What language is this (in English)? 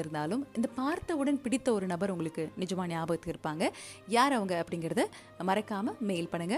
Tamil